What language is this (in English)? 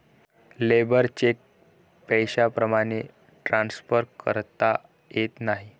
Marathi